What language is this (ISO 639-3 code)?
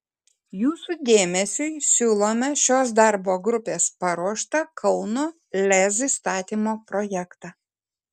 lit